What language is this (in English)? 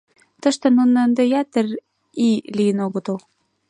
Mari